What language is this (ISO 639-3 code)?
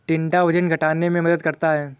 hin